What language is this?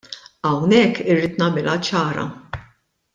Maltese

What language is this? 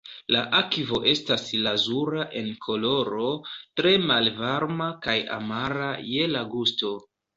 Esperanto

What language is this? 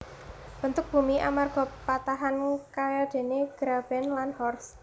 Javanese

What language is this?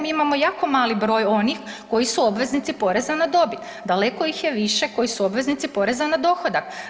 Croatian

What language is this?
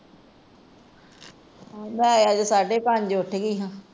Punjabi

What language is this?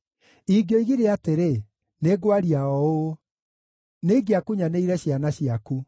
Kikuyu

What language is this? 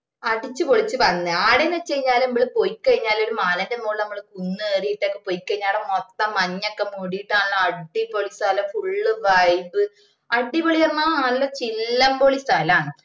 Malayalam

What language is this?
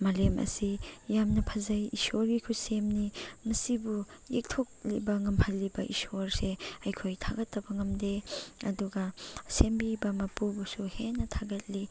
Manipuri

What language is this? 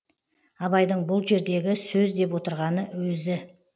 Kazakh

